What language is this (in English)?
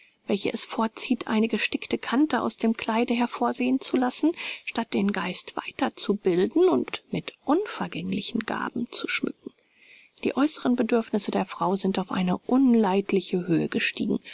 German